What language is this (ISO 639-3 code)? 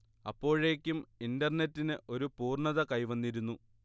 mal